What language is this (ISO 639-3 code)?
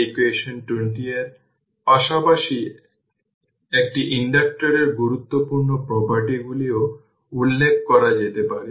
ben